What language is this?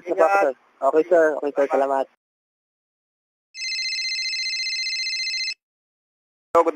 Filipino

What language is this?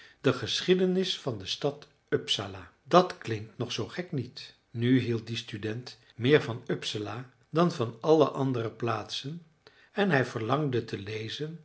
Dutch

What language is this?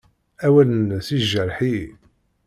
Kabyle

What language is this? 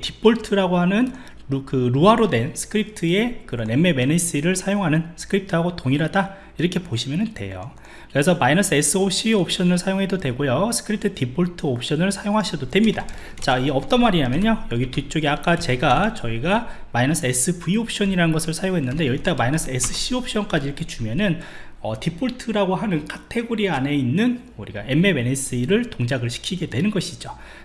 Korean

